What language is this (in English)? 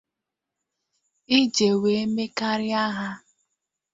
Igbo